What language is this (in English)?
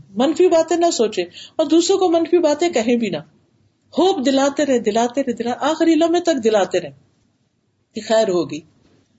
Urdu